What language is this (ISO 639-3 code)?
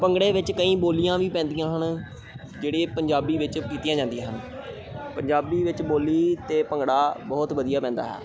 pan